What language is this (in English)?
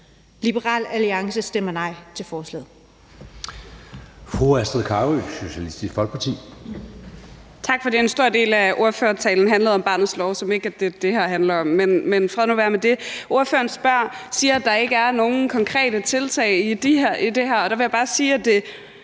Danish